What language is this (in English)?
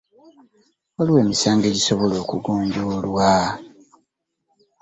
Ganda